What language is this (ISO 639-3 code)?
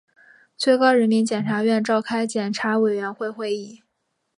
zho